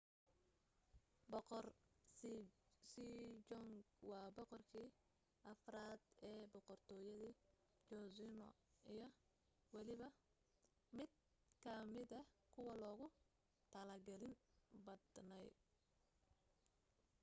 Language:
Somali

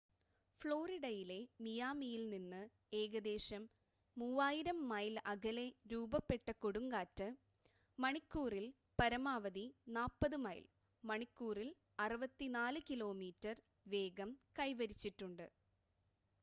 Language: Malayalam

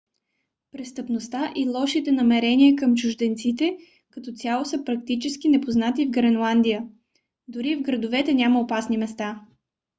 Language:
Bulgarian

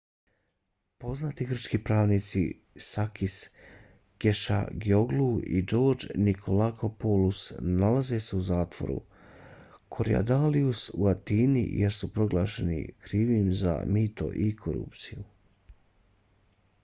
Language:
Bosnian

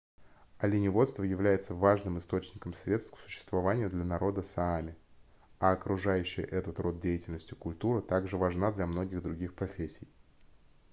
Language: Russian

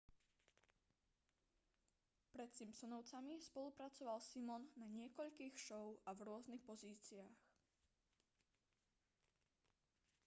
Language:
Slovak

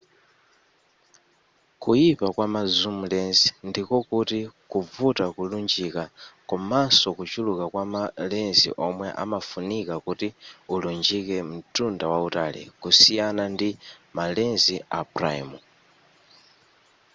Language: Nyanja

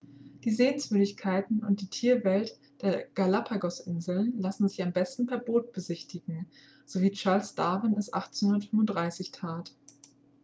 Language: German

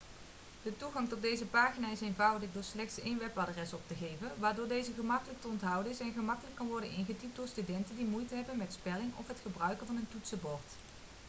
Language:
Dutch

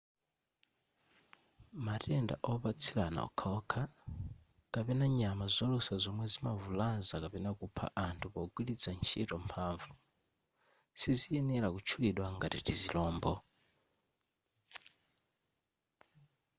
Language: Nyanja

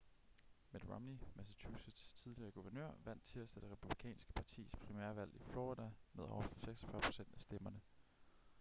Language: Danish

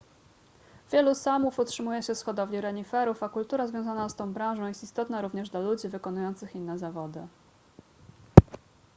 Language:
Polish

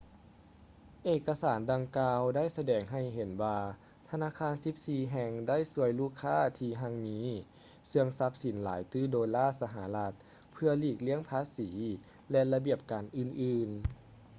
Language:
Lao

